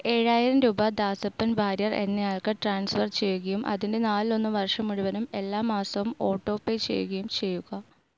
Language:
Malayalam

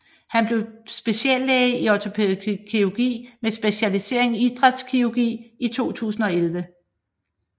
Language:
Danish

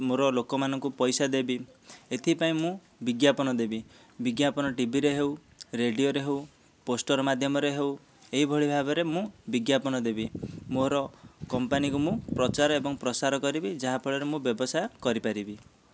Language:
Odia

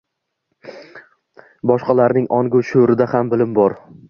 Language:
Uzbek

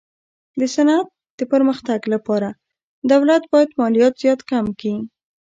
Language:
Pashto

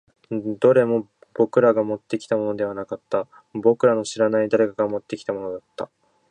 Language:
Japanese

